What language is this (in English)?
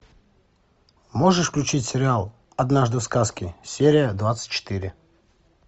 Russian